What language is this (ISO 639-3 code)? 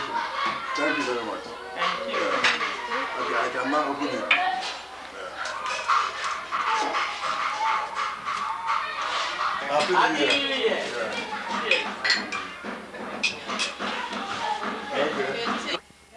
eng